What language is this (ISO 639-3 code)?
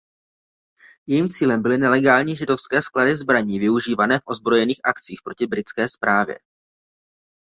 ces